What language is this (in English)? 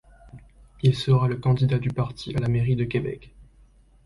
French